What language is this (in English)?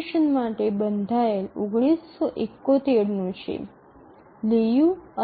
Gujarati